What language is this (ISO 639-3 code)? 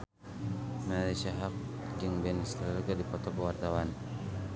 sun